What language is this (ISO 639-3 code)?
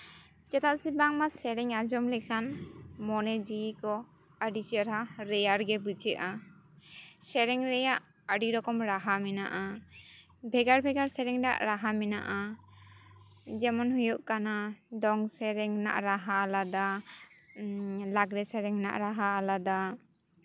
sat